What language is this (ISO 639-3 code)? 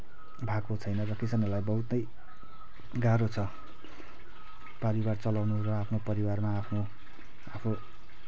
nep